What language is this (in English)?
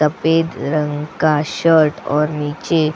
Hindi